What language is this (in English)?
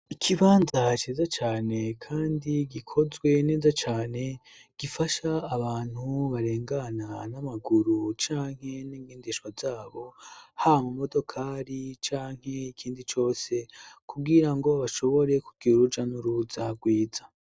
Rundi